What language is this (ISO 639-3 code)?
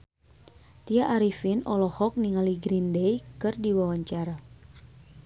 sun